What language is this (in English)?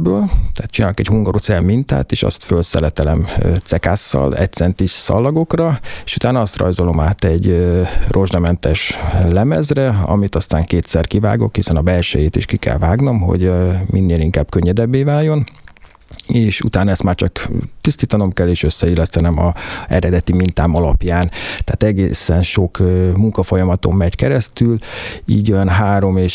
Hungarian